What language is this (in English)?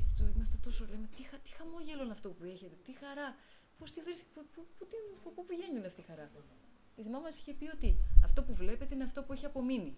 Greek